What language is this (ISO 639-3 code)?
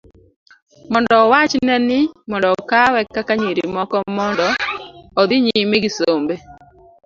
luo